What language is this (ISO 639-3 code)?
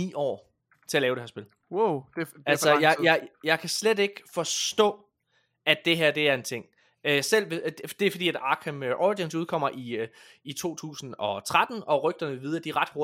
dan